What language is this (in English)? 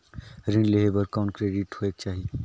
Chhattisgarhi